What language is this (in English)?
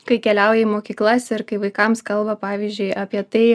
Lithuanian